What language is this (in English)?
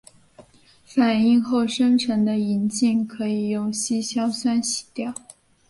Chinese